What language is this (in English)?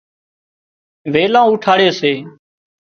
Wadiyara Koli